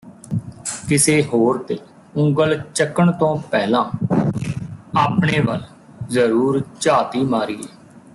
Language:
Punjabi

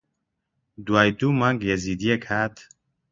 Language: Central Kurdish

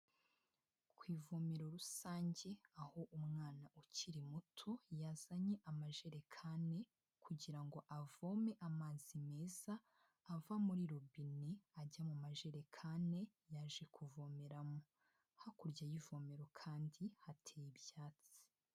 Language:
Kinyarwanda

